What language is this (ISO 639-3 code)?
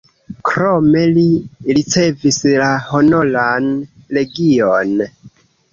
epo